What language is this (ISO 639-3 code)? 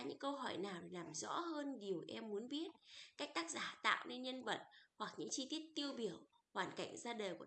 vie